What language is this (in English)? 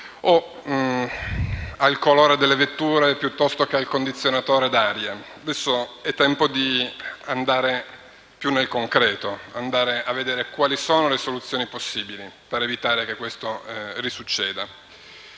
Italian